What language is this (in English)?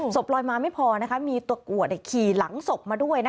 Thai